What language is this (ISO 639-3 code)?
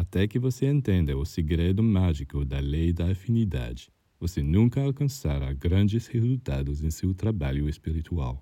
por